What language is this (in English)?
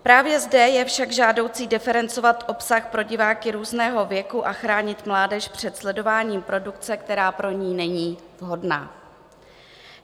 Czech